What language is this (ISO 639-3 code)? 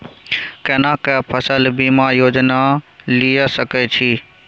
mai